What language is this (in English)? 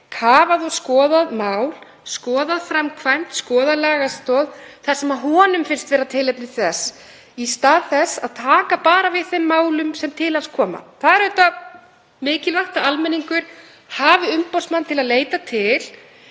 Icelandic